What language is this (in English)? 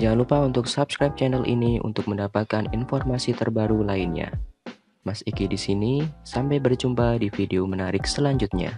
Indonesian